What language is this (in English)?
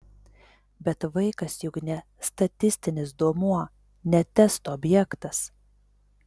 Lithuanian